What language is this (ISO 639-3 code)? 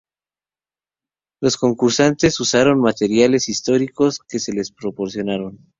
spa